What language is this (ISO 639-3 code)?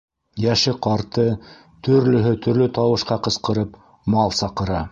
bak